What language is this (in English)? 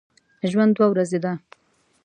Pashto